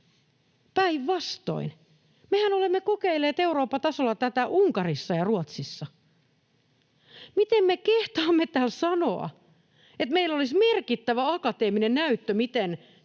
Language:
Finnish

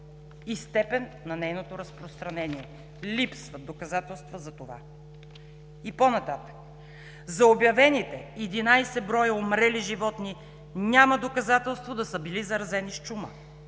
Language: Bulgarian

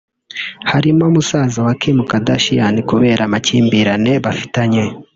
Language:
Kinyarwanda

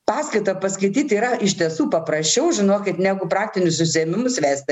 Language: Lithuanian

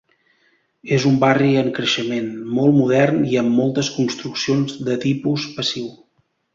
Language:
Catalan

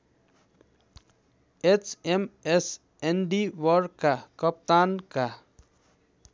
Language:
Nepali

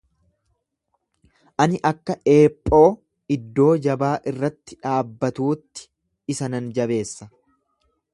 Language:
Oromo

